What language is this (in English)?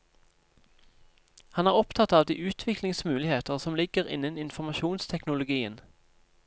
Norwegian